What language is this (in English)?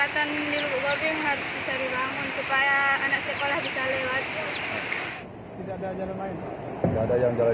Indonesian